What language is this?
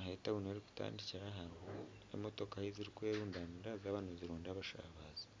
Nyankole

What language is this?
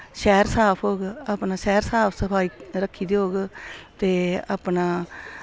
Dogri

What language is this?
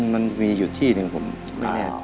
Thai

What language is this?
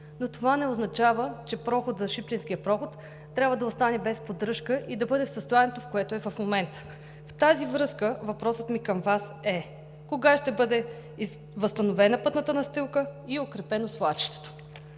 Bulgarian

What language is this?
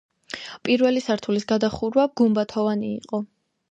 Georgian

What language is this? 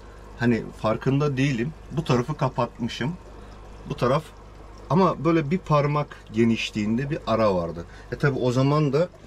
Turkish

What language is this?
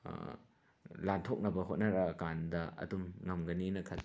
Manipuri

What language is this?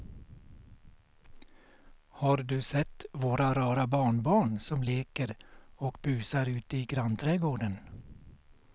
Swedish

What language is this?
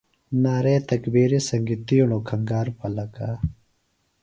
Phalura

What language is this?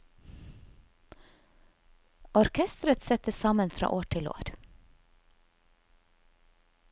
Norwegian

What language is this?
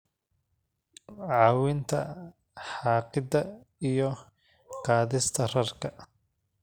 Somali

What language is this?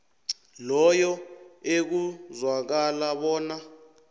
South Ndebele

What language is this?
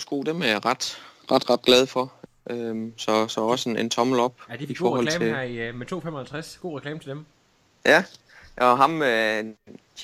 Danish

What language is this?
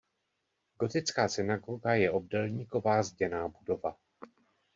Czech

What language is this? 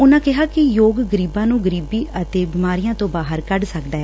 Punjabi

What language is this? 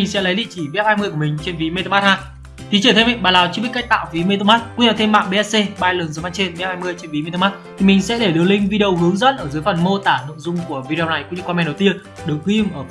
Vietnamese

